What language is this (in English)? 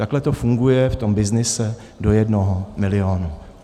Czech